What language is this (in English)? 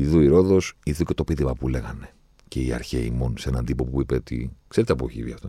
Greek